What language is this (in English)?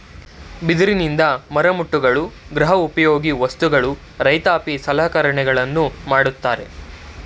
Kannada